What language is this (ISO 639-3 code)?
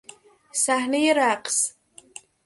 fas